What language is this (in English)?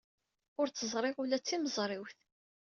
Kabyle